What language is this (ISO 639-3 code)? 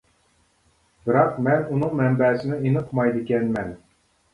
uig